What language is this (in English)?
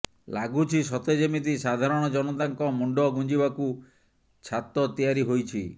Odia